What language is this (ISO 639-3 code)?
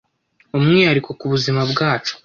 kin